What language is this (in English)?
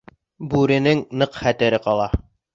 Bashkir